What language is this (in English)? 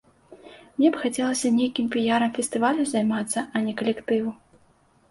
Belarusian